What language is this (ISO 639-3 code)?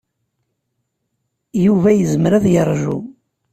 kab